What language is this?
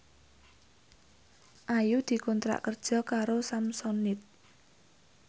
Javanese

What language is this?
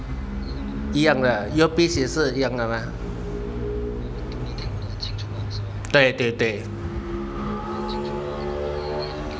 English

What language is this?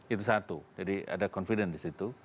Indonesian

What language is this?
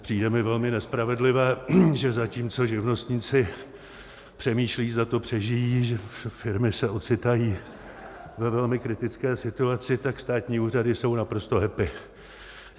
Czech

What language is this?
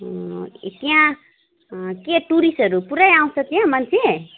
Nepali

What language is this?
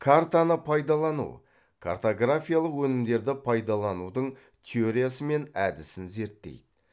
Kazakh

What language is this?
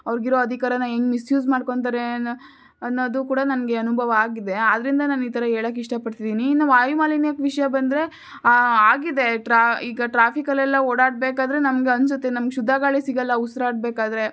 Kannada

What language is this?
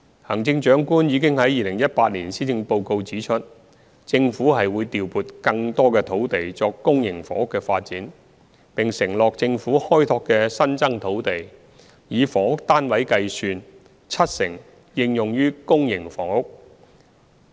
Cantonese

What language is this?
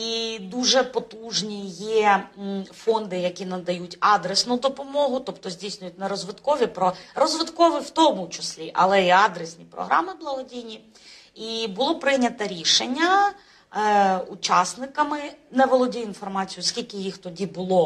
Ukrainian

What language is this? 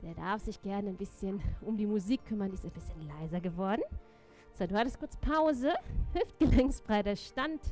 German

